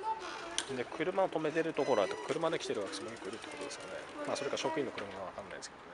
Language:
Japanese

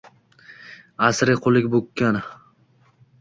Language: Uzbek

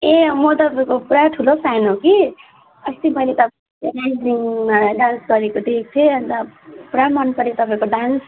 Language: Nepali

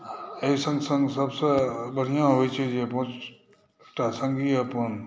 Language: Maithili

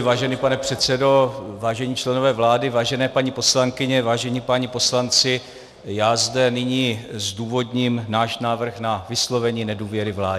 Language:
Czech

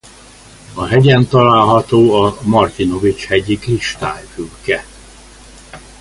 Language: Hungarian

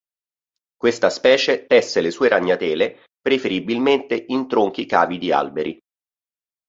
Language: Italian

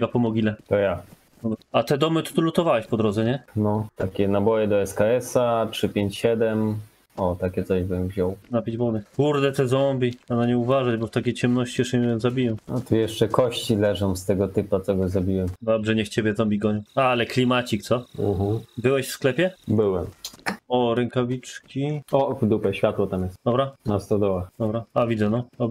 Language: Polish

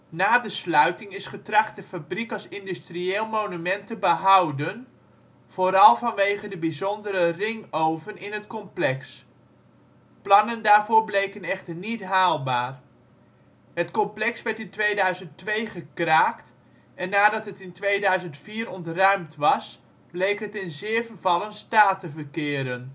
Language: Dutch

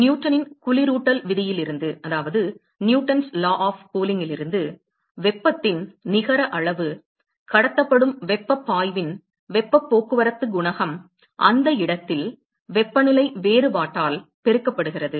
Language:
Tamil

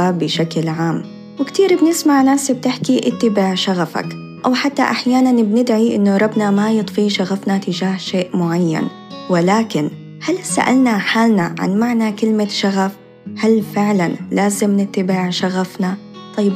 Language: Arabic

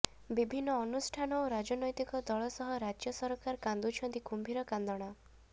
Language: Odia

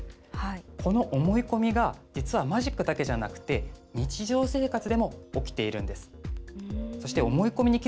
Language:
Japanese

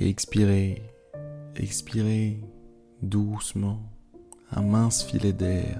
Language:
French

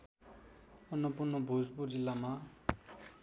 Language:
Nepali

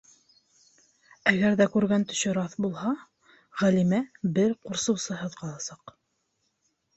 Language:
Bashkir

